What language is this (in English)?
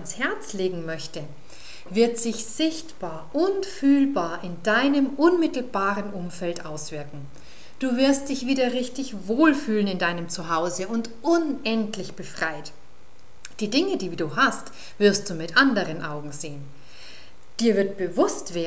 German